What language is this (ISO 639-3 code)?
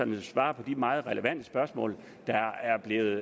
dan